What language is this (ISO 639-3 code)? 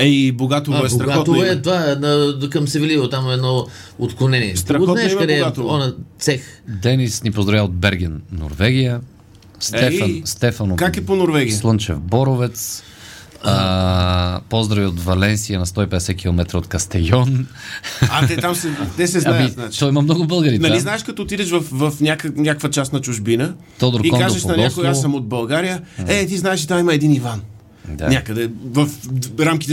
bul